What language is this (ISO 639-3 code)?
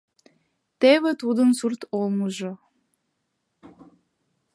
chm